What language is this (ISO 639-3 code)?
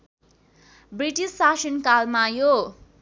nep